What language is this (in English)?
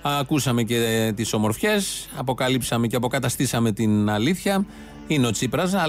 Greek